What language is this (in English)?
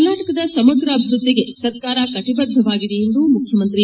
Kannada